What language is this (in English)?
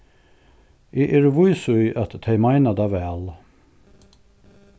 Faroese